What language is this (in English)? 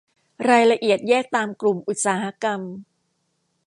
Thai